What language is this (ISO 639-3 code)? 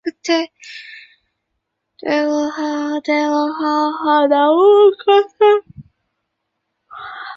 zho